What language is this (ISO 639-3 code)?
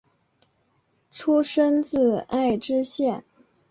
zho